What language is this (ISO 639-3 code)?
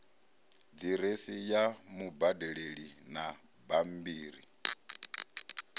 ven